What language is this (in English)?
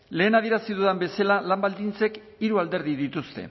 Basque